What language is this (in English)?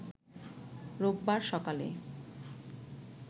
Bangla